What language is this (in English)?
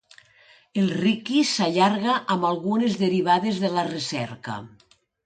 Catalan